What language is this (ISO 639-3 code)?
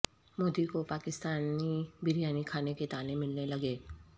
urd